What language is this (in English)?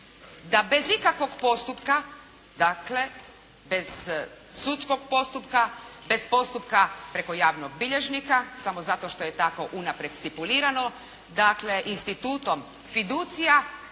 Croatian